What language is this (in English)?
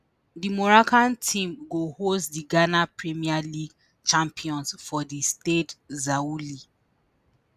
Nigerian Pidgin